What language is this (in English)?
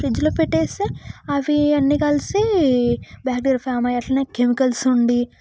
Telugu